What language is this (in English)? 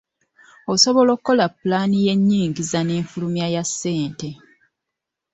Ganda